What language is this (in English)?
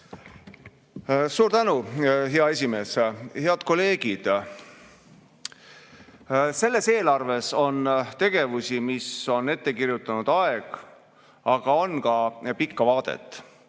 Estonian